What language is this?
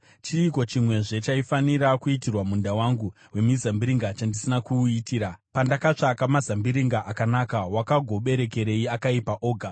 Shona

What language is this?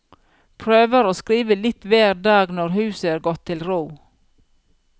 Norwegian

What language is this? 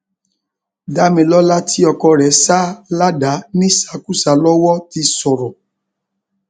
Yoruba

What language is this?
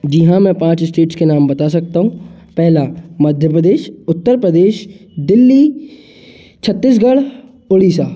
Hindi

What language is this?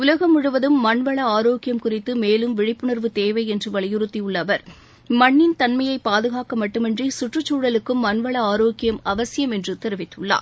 Tamil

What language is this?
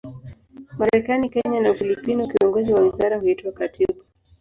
Swahili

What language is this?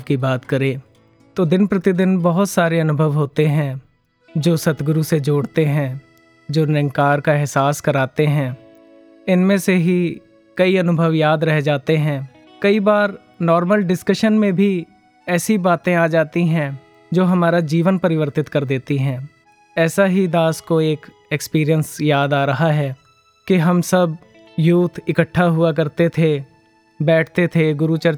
Hindi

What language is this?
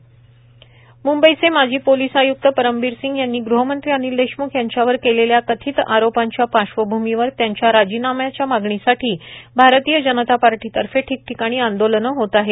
Marathi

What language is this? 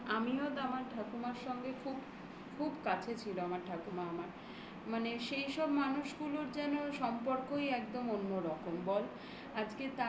Bangla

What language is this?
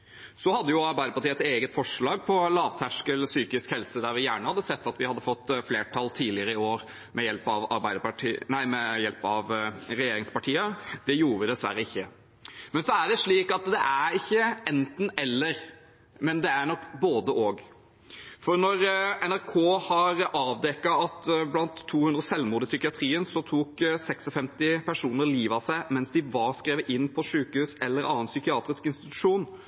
Norwegian Bokmål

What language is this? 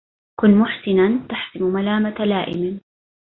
Arabic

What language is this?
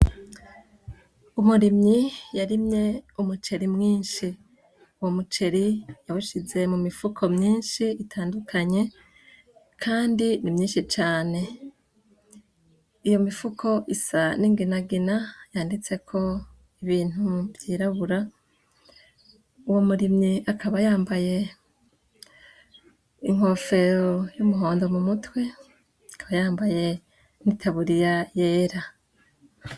Rundi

